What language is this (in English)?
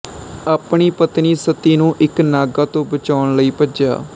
Punjabi